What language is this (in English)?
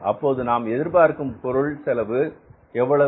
Tamil